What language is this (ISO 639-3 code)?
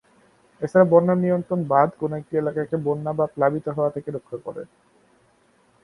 ben